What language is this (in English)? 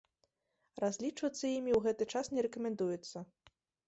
Belarusian